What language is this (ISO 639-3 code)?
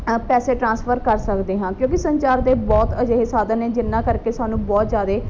pan